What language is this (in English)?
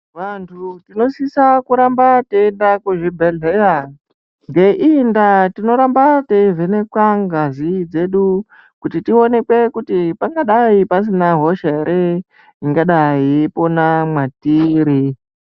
Ndau